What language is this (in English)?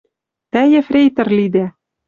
Western Mari